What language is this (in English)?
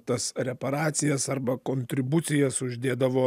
Lithuanian